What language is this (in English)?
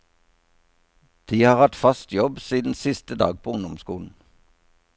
Norwegian